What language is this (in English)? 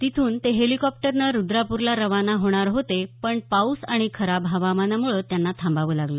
Marathi